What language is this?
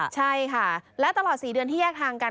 Thai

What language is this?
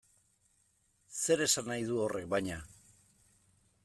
Basque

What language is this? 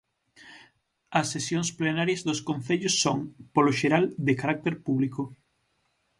Galician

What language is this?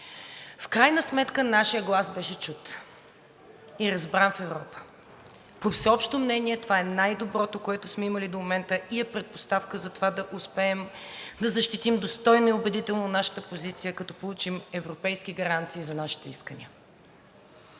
Bulgarian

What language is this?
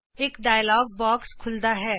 Punjabi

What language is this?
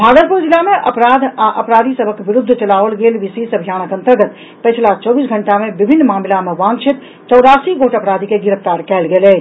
Maithili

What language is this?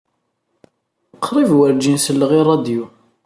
Kabyle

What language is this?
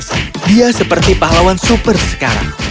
Indonesian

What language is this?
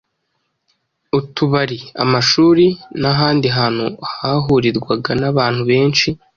Kinyarwanda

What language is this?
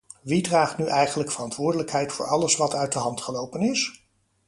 Dutch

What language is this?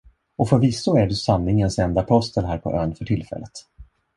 Swedish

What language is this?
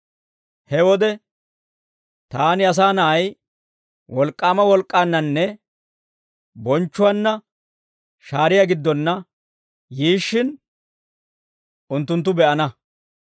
Dawro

